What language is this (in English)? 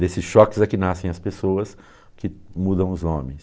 Portuguese